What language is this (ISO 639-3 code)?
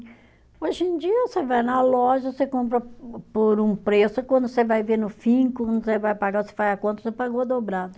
por